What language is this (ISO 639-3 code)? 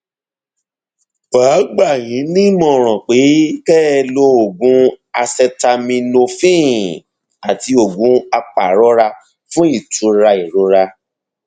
yor